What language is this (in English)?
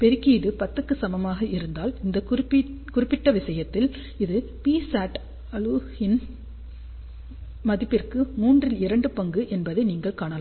Tamil